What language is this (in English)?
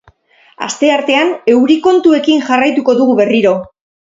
Basque